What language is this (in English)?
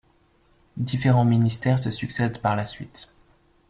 French